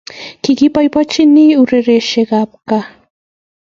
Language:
Kalenjin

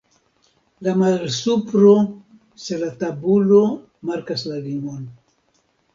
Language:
Esperanto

